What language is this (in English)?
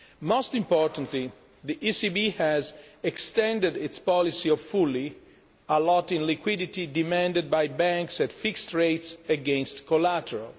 English